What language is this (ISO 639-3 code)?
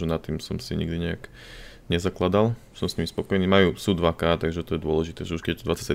slk